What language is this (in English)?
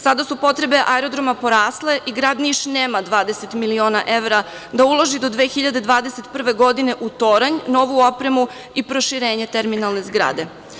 Serbian